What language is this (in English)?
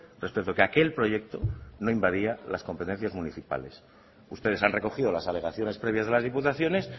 Spanish